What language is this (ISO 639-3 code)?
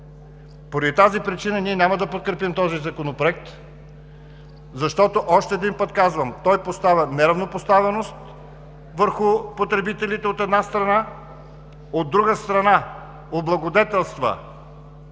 bul